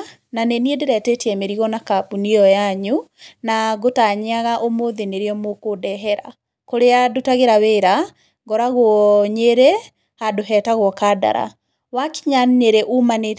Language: Kikuyu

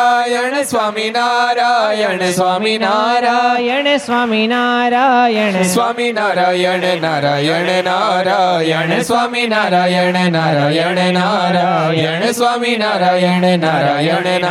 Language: Gujarati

